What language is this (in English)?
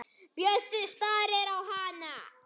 Icelandic